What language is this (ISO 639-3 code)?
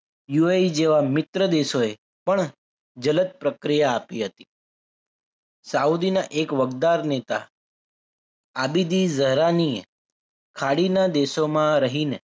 guj